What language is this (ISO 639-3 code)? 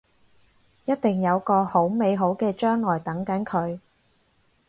yue